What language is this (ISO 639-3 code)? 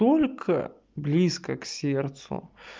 rus